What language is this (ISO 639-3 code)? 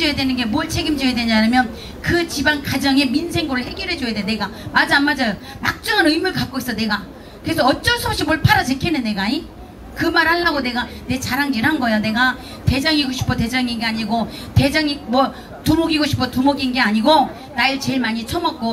kor